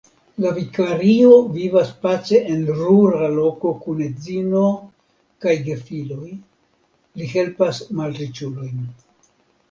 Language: Esperanto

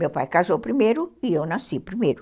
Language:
Portuguese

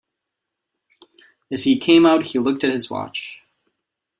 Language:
English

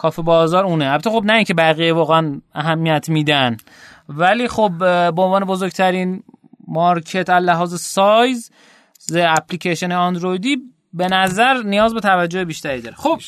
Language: Persian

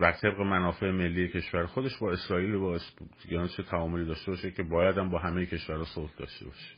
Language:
Persian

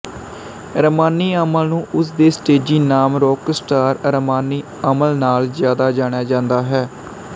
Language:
Punjabi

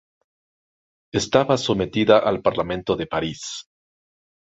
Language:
Spanish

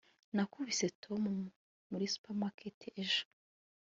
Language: Kinyarwanda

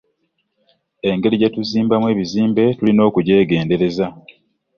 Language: Ganda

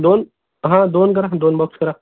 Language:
Marathi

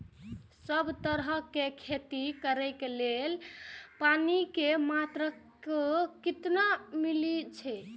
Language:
Maithili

